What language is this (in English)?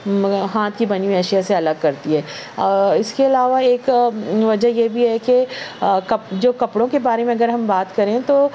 Urdu